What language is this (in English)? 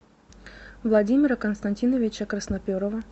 Russian